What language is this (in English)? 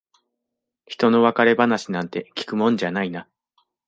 Japanese